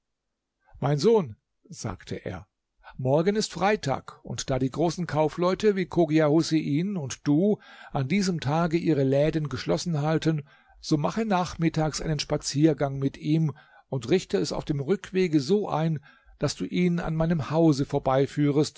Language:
German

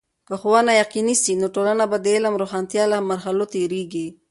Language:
Pashto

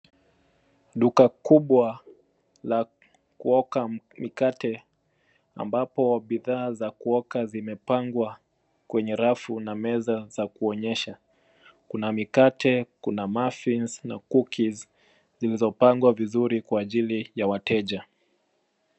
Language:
Swahili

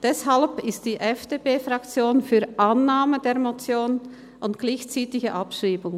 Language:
Swiss German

